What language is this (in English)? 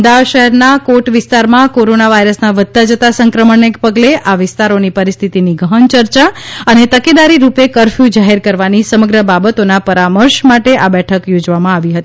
Gujarati